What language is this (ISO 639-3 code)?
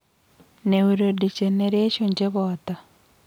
kln